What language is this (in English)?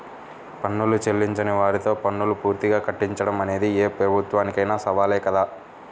Telugu